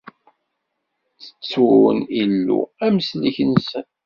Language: Kabyle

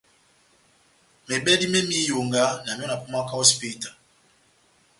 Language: Batanga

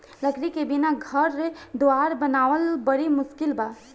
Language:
Bhojpuri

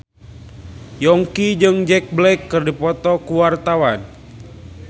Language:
Sundanese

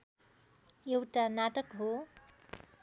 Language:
Nepali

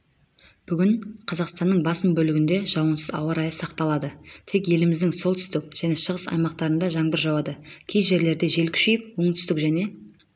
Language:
Kazakh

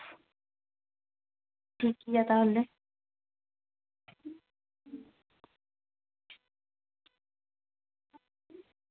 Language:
Santali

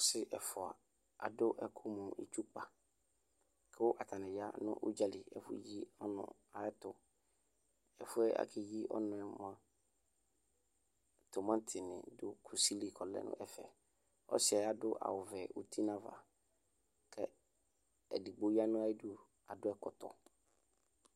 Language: Ikposo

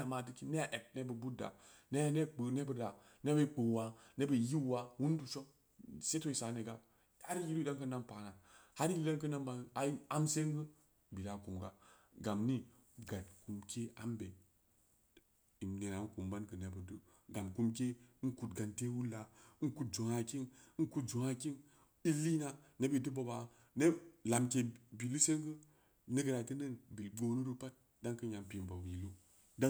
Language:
Samba Leko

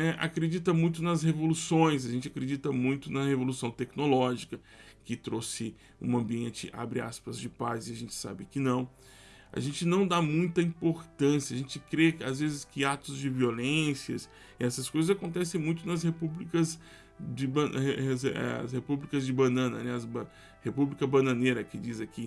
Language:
Portuguese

